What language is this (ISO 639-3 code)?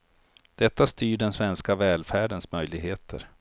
swe